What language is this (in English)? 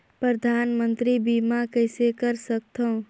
Chhattisgarhi